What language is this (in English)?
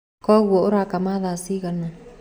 Kikuyu